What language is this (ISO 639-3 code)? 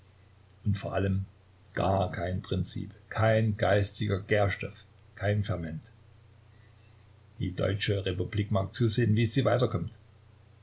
deu